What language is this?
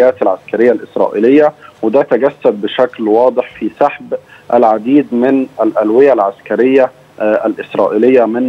Arabic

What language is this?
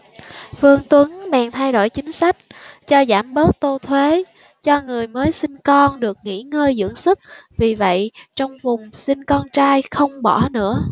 Vietnamese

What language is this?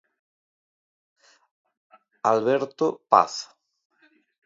Galician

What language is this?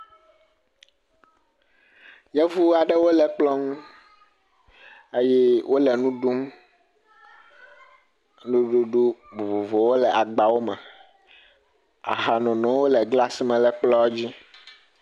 Ewe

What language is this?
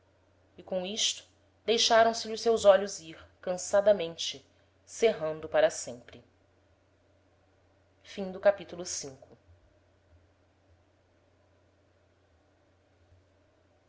Portuguese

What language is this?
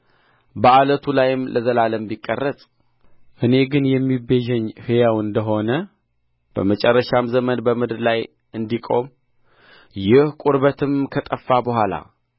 Amharic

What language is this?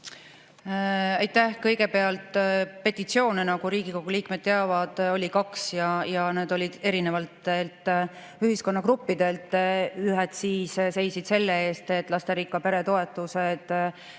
Estonian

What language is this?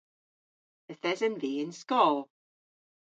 Cornish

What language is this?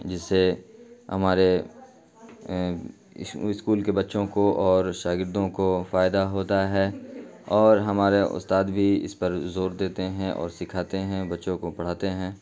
Urdu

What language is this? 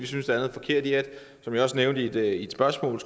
Danish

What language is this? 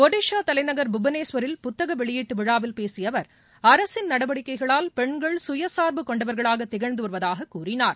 Tamil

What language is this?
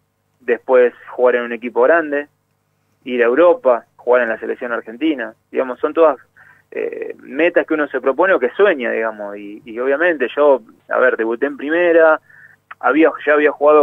Spanish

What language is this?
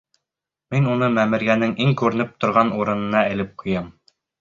Bashkir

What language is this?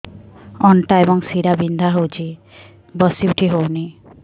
Odia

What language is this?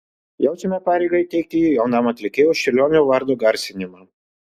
Lithuanian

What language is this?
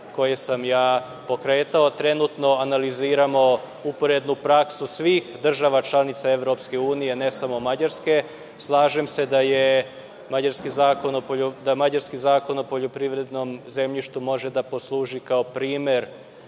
Serbian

